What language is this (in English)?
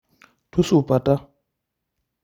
Masai